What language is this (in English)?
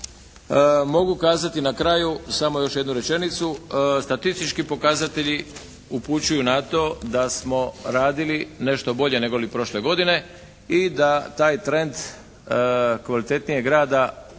Croatian